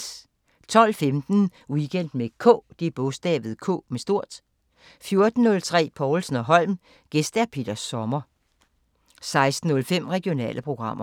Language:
Danish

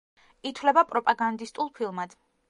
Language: Georgian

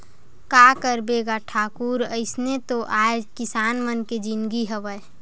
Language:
Chhattisgarhi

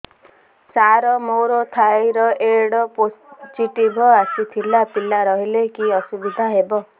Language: Odia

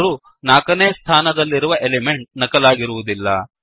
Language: Kannada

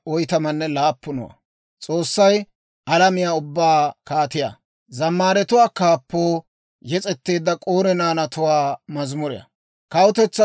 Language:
Dawro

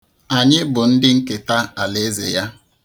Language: Igbo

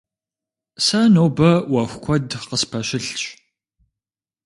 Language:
Kabardian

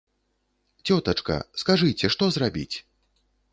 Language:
Belarusian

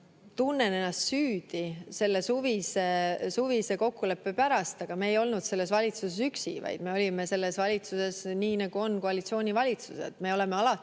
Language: Estonian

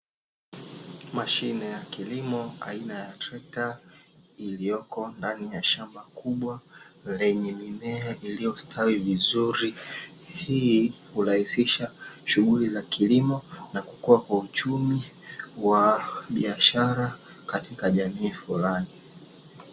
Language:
Swahili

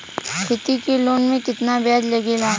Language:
Bhojpuri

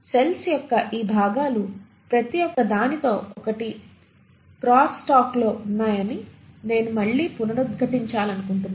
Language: Telugu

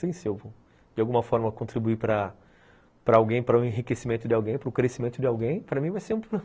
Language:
Portuguese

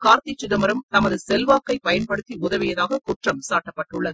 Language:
Tamil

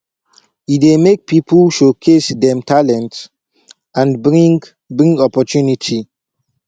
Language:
Nigerian Pidgin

